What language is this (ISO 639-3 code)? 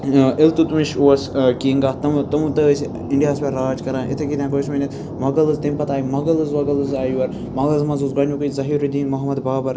kas